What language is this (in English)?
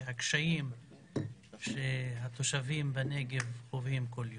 Hebrew